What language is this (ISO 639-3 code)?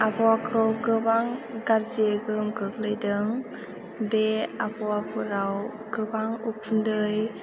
brx